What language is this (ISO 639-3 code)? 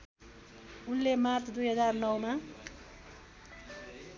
nep